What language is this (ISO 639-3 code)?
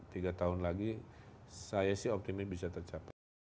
ind